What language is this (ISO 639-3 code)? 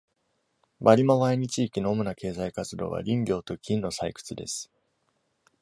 jpn